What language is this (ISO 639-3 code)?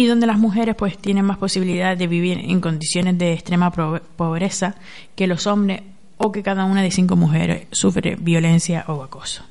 spa